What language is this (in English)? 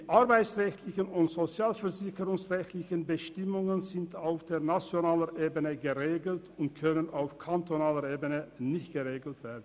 Swiss German